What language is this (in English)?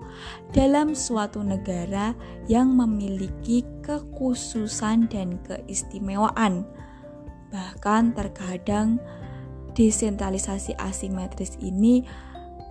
Indonesian